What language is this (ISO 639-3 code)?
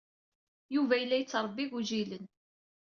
kab